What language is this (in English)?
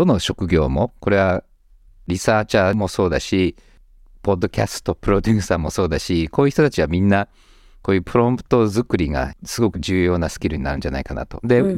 Japanese